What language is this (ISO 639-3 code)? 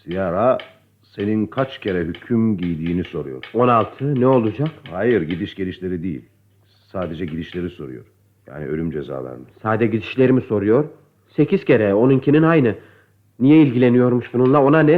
tur